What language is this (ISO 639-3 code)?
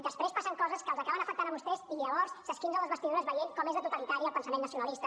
cat